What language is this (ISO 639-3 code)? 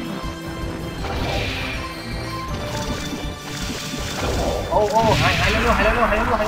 tha